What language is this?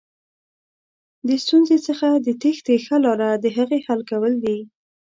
Pashto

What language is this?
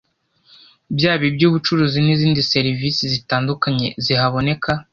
Kinyarwanda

